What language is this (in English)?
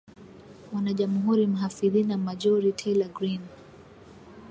Swahili